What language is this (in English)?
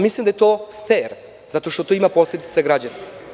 Serbian